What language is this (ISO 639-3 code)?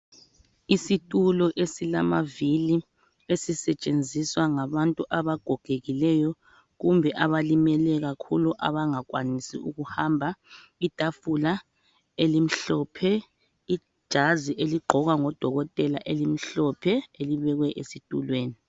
nde